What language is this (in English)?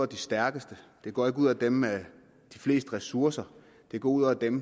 Danish